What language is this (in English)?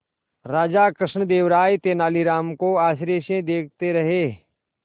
Hindi